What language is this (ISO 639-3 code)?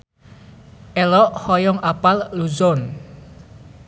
sun